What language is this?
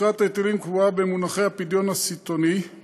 Hebrew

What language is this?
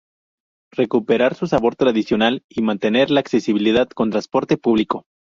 Spanish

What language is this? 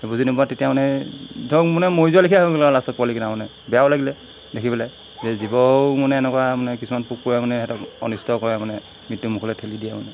Assamese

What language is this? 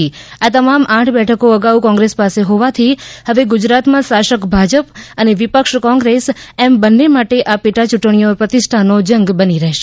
Gujarati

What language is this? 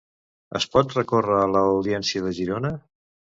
Catalan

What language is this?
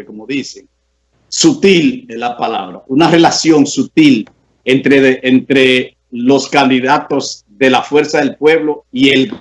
Spanish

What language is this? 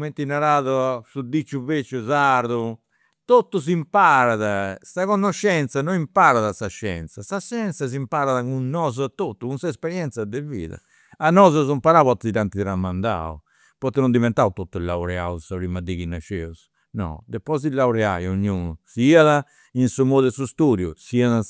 Campidanese Sardinian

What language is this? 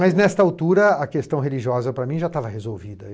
Portuguese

